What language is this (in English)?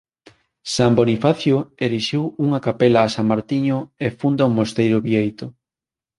Galician